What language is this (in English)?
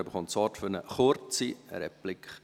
Swiss German